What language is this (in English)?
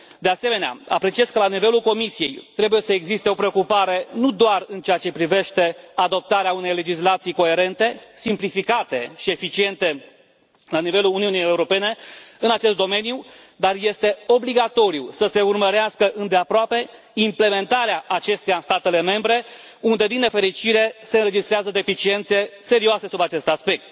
Romanian